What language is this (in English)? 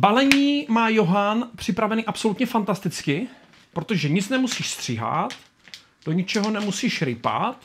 Czech